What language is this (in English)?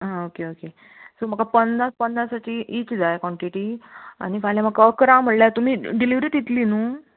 Konkani